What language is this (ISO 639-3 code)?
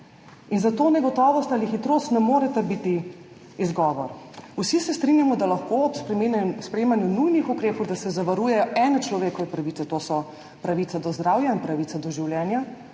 slv